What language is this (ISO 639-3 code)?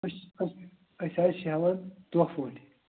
kas